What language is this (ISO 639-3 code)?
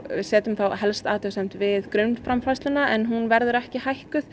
isl